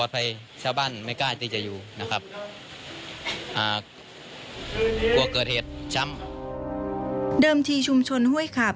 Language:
Thai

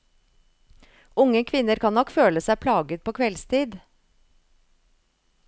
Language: Norwegian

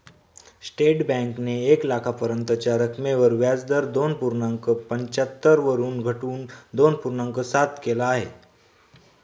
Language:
Marathi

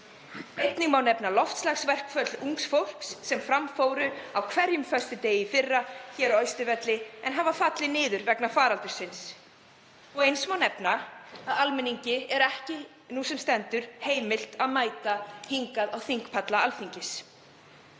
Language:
Icelandic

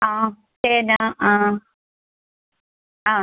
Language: Malayalam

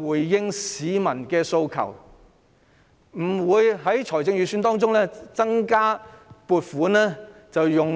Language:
Cantonese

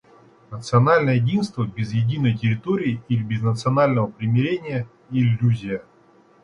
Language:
Russian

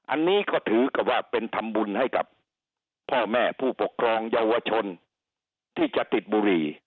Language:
Thai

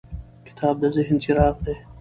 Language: Pashto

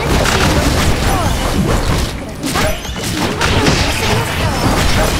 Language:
Korean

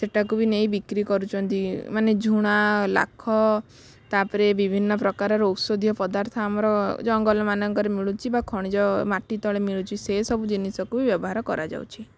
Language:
Odia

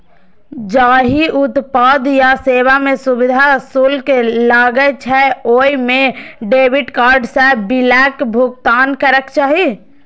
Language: Maithili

